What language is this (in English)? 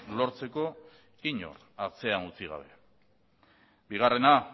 Basque